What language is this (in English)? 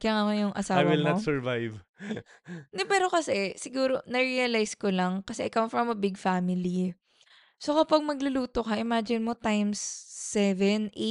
Filipino